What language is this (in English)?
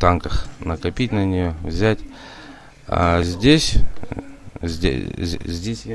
Russian